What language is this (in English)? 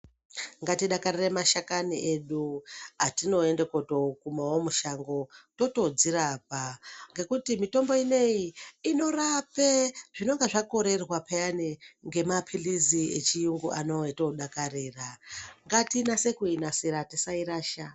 Ndau